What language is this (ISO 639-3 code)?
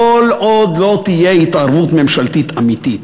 heb